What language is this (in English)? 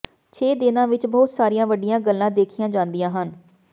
Punjabi